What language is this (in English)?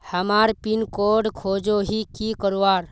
Magahi